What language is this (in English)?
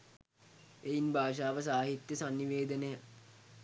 Sinhala